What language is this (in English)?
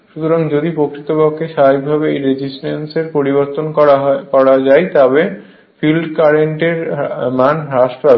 Bangla